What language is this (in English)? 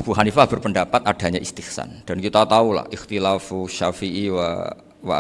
Indonesian